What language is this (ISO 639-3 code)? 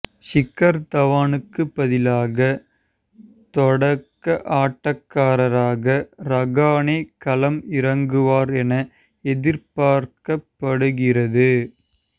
tam